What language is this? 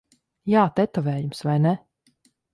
Latvian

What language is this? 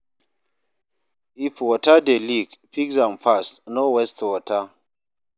Nigerian Pidgin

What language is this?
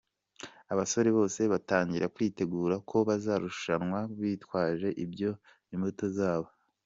Kinyarwanda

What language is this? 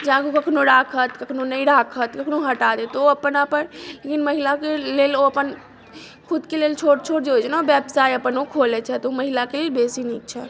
Maithili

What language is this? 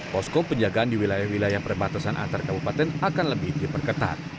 Indonesian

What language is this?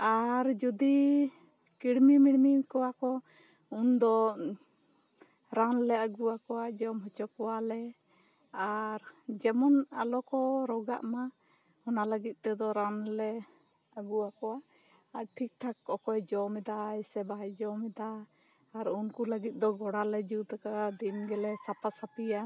Santali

